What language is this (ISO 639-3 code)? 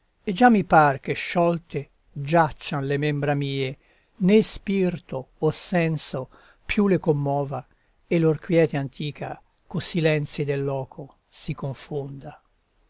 ita